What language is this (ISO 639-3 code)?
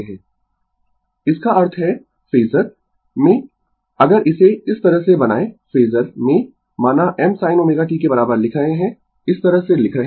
hin